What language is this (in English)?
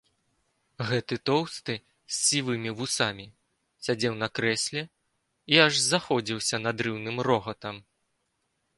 Belarusian